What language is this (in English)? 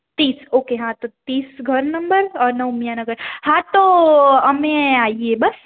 Gujarati